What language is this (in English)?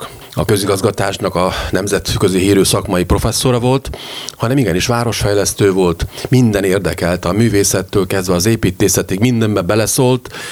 Hungarian